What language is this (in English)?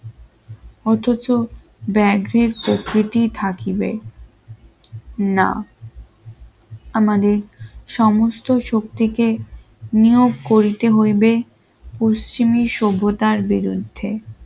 Bangla